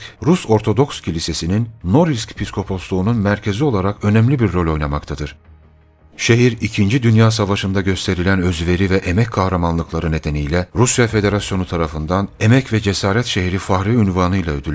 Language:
Turkish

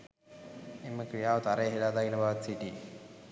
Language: Sinhala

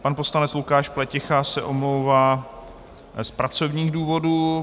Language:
Czech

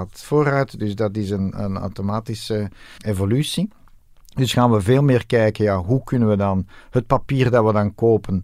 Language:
Dutch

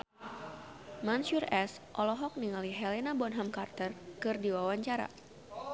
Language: Sundanese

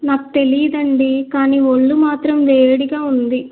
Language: Telugu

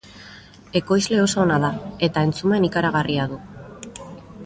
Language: Basque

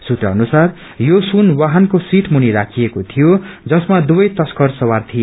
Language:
Nepali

